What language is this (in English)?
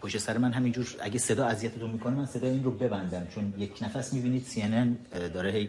Persian